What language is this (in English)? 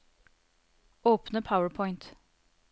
Norwegian